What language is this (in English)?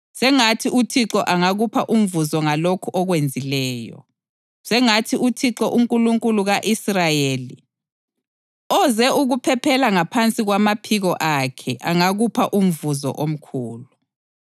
North Ndebele